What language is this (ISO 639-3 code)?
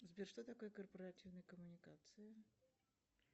rus